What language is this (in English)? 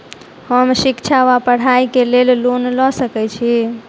Maithili